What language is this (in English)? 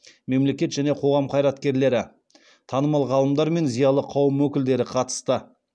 Kazakh